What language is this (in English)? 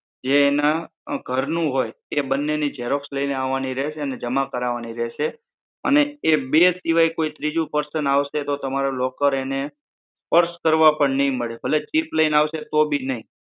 Gujarati